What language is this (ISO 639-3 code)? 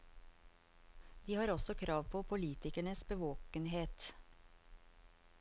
nor